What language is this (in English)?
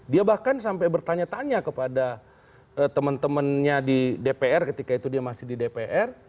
Indonesian